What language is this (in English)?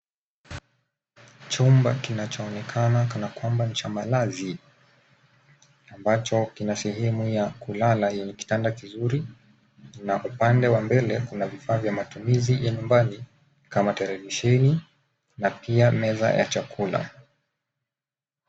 Swahili